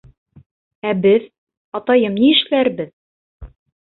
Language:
Bashkir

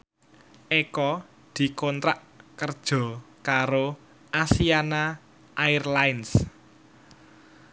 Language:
Javanese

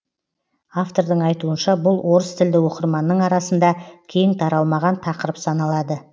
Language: Kazakh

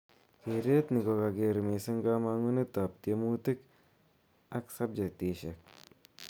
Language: Kalenjin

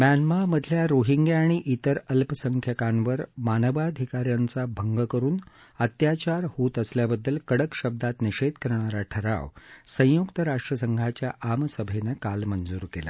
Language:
Marathi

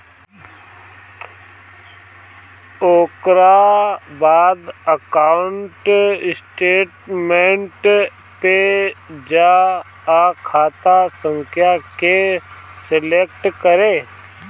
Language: Bhojpuri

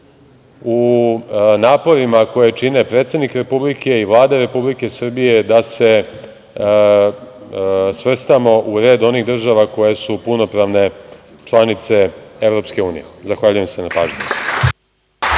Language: Serbian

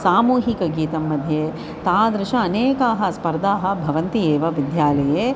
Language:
Sanskrit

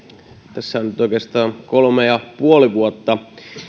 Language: Finnish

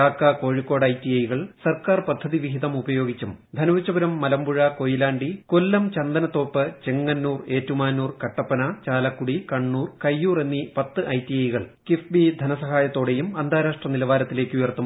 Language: Malayalam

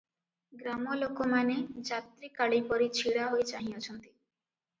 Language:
Odia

